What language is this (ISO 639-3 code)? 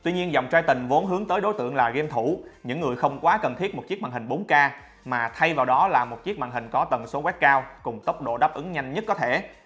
vie